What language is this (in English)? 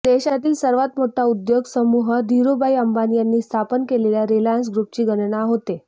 Marathi